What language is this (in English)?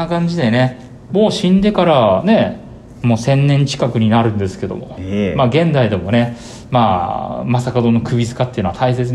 Japanese